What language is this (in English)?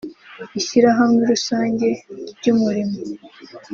Kinyarwanda